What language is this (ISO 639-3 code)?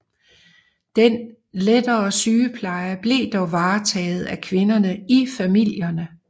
dan